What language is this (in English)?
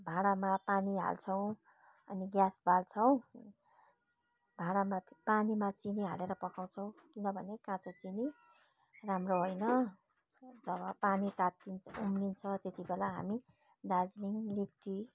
Nepali